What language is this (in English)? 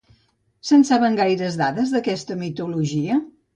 Catalan